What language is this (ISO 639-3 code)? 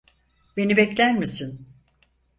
tur